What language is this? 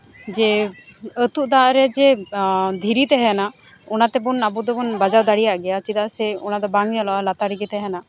Santali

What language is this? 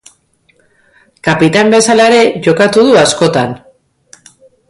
Basque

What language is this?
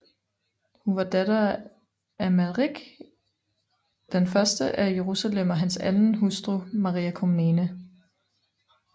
Danish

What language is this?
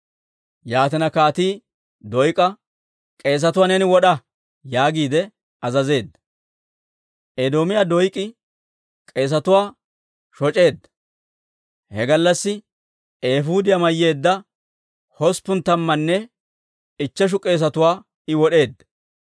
Dawro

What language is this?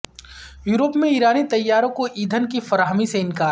Urdu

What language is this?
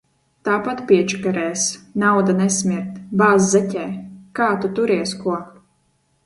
Latvian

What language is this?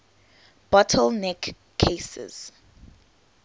English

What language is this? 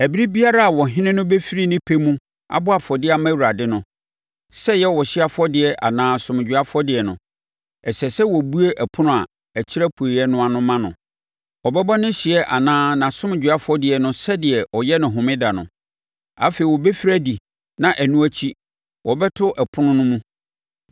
Akan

